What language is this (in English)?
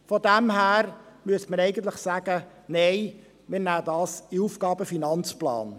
Swiss German